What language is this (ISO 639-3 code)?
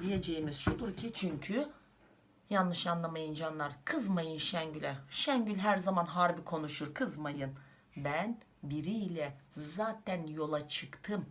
tur